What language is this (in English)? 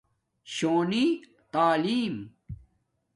Domaaki